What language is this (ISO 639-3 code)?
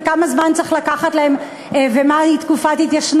heb